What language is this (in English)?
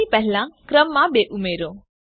Gujarati